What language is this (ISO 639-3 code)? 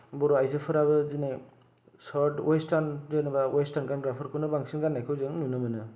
brx